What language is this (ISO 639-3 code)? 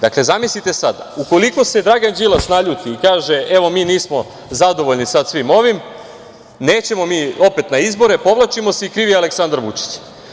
srp